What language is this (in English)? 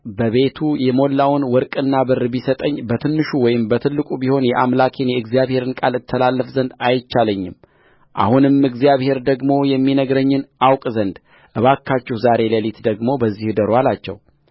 Amharic